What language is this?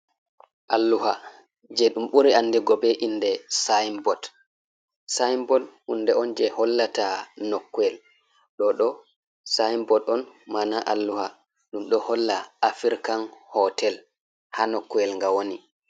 Fula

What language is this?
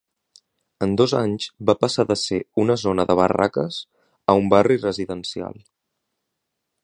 Catalan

